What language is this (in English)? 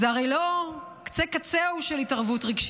Hebrew